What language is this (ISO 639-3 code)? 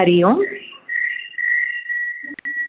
san